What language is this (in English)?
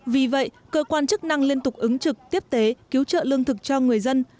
Vietnamese